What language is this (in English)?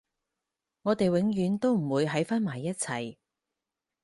Cantonese